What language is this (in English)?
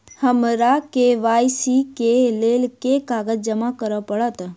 Maithili